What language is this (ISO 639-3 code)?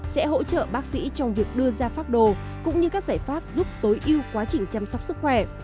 vie